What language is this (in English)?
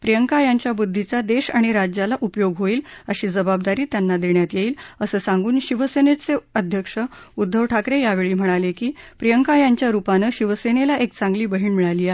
Marathi